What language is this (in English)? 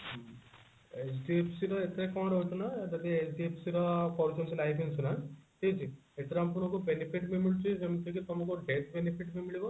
Odia